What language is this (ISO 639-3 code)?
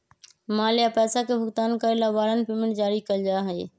mag